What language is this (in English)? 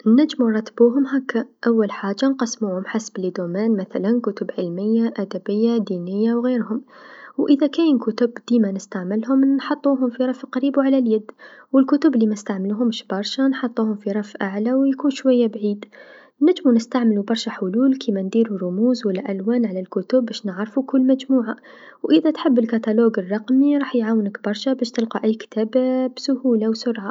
Tunisian Arabic